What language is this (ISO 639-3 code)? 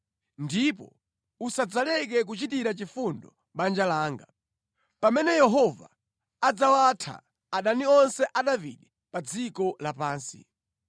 nya